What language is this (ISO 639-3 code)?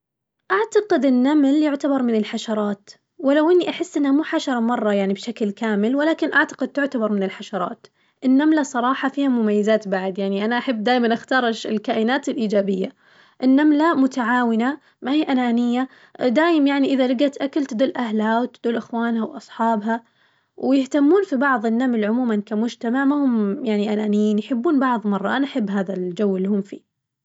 ars